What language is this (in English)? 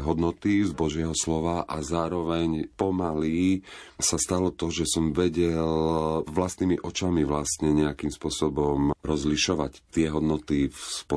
Slovak